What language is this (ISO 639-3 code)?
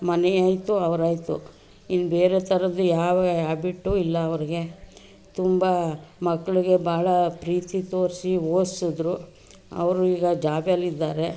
kan